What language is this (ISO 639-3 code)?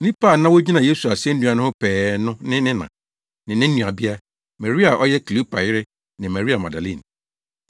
aka